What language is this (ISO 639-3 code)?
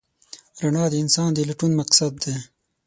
pus